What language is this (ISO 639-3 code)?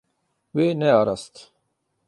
kur